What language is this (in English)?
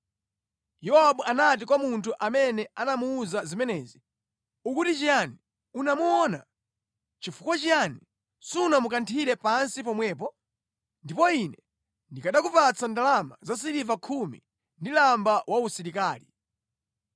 Nyanja